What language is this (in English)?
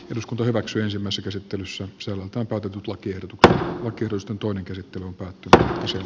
Finnish